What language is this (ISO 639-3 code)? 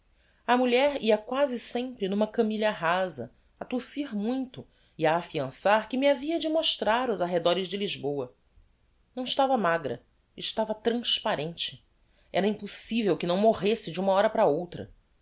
por